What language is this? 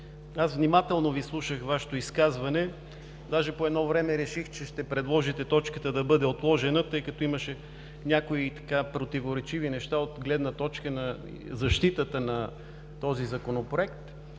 Bulgarian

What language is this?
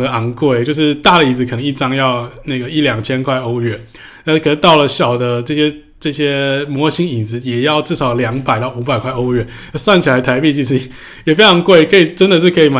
Chinese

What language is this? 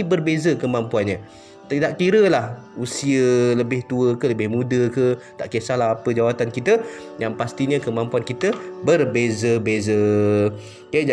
Malay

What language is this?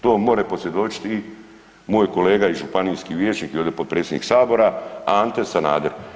Croatian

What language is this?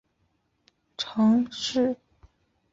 Chinese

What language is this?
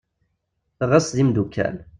Kabyle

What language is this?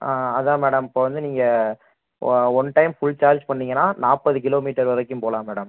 Tamil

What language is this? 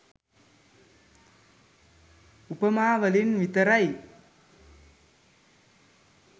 Sinhala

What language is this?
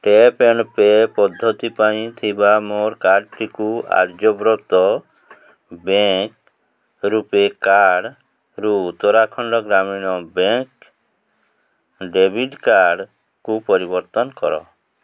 Odia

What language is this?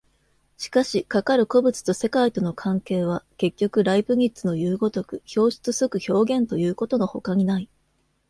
Japanese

